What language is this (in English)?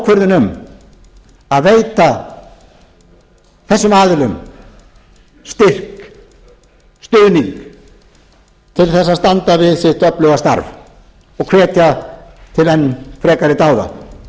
Icelandic